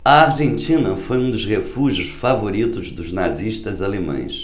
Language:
Portuguese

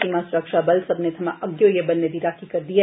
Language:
Dogri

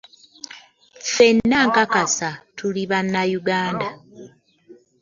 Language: Ganda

